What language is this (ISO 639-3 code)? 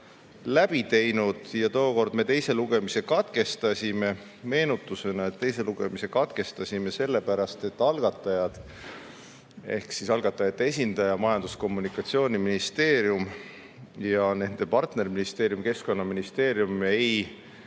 est